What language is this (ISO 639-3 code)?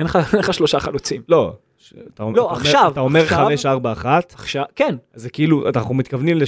heb